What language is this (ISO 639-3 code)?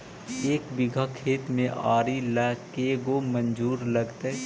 mag